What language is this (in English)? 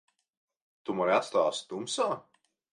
Latvian